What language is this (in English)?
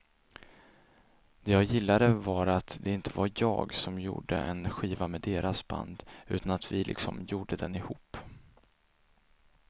Swedish